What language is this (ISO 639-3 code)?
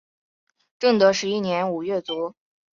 zho